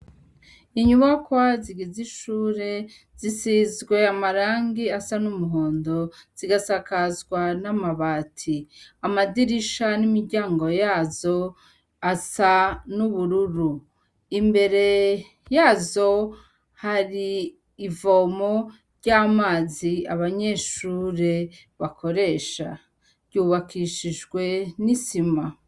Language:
Rundi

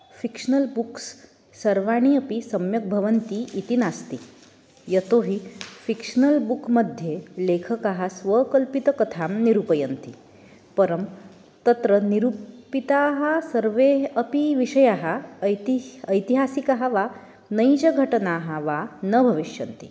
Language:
Sanskrit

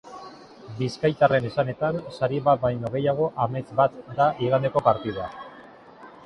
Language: Basque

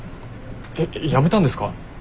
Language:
Japanese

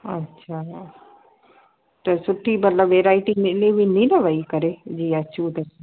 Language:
Sindhi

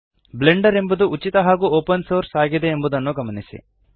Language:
Kannada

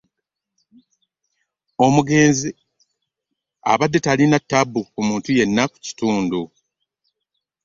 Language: Ganda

